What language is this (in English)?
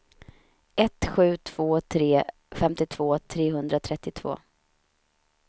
Swedish